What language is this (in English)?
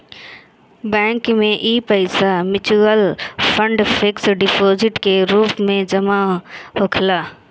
Bhojpuri